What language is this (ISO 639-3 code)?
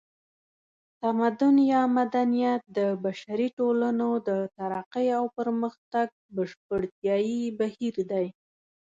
pus